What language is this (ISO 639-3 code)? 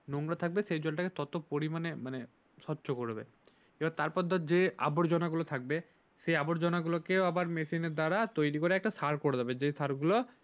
ben